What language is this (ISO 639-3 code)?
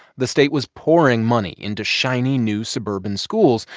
eng